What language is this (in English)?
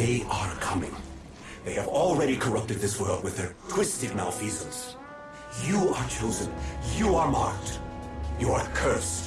English